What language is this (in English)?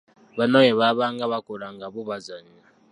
Ganda